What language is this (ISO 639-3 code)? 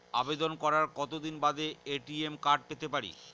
ben